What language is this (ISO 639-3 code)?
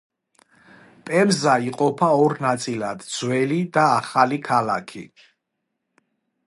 kat